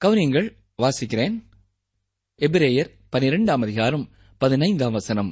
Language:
Tamil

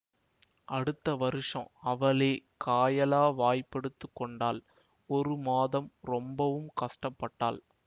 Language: Tamil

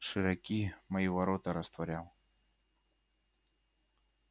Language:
Russian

